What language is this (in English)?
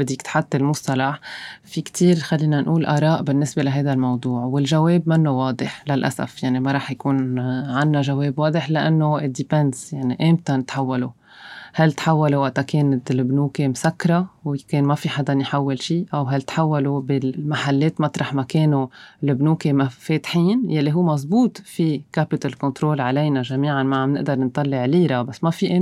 Arabic